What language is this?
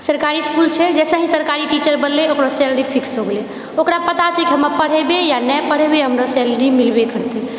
Maithili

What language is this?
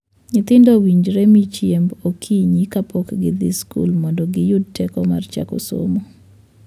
Luo (Kenya and Tanzania)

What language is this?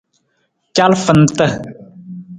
Nawdm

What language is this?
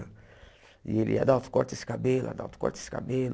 Portuguese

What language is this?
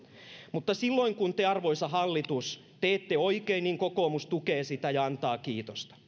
Finnish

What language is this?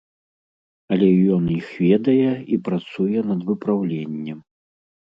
Belarusian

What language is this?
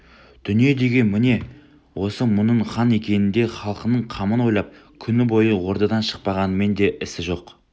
Kazakh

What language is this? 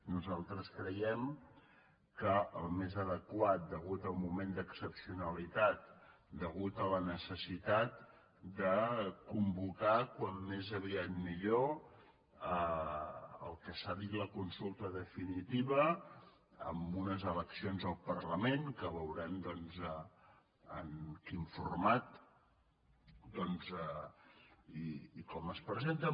Catalan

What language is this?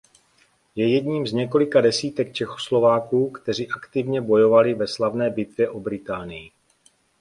Czech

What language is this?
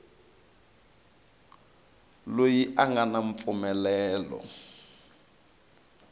Tsonga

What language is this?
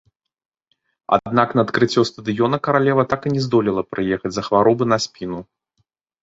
Belarusian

